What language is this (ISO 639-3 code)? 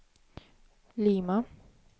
swe